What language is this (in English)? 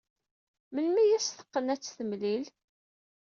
Kabyle